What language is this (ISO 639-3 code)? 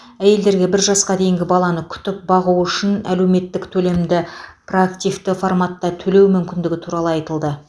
kaz